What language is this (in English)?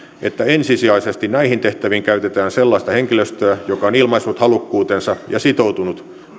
Finnish